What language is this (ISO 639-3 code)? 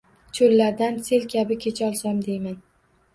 uzb